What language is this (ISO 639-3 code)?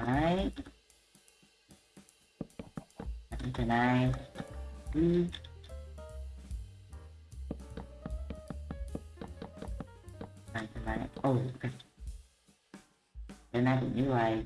vie